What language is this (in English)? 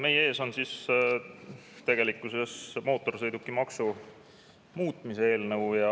Estonian